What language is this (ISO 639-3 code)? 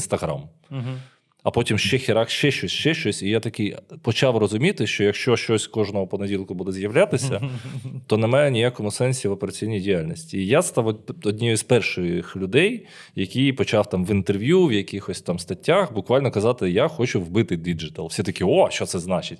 ukr